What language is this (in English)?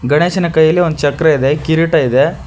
Kannada